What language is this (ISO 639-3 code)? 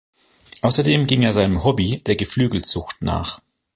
deu